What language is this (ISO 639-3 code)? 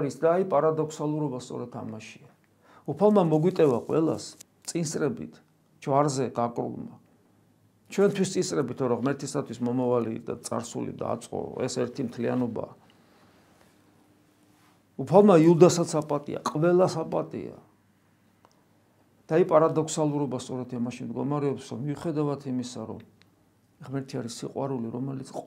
ron